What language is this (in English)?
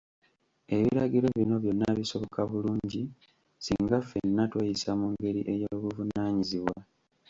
Ganda